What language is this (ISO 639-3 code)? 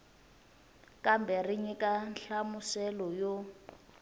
tso